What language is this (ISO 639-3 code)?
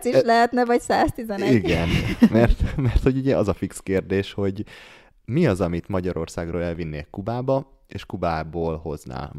hun